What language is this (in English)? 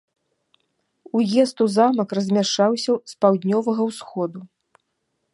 Belarusian